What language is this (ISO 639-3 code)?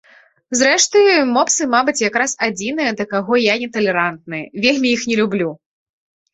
bel